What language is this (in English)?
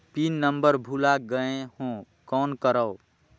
Chhattisgarhi